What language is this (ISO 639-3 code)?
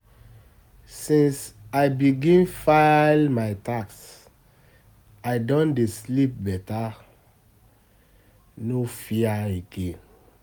pcm